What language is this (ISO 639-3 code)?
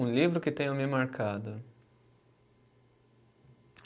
por